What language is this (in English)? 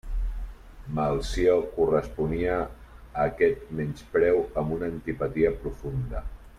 Catalan